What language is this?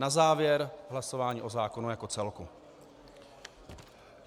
Czech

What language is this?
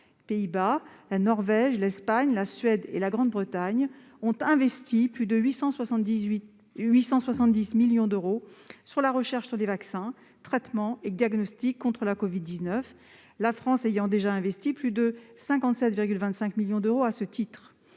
French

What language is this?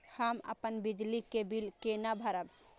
Maithili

